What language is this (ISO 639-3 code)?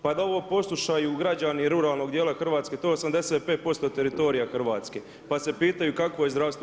hrv